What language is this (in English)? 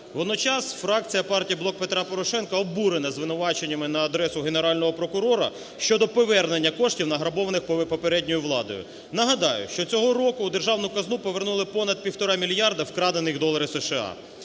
Ukrainian